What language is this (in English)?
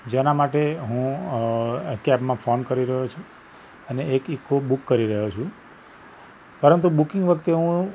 Gujarati